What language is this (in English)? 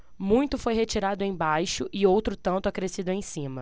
Portuguese